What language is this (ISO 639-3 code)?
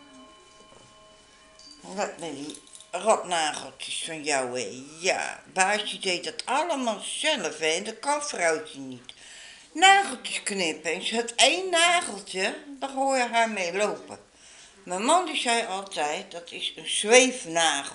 nld